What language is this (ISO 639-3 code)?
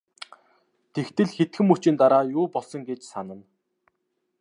mon